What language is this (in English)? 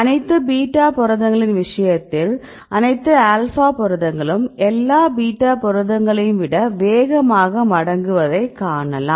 Tamil